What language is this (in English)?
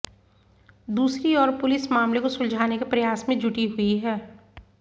Hindi